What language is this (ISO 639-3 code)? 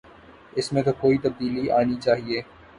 urd